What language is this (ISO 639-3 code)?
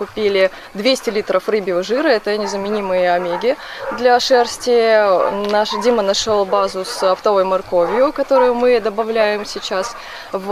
rus